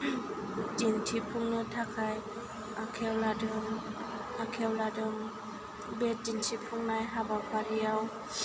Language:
Bodo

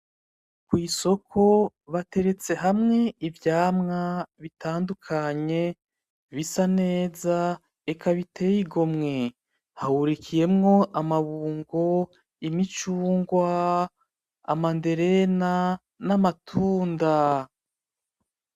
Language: Rundi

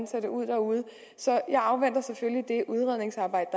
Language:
Danish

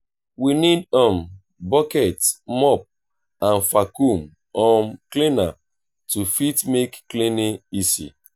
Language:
Nigerian Pidgin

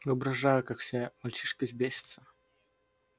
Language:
Russian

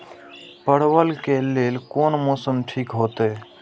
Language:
Maithili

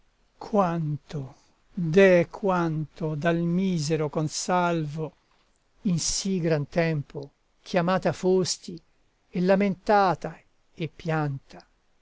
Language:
Italian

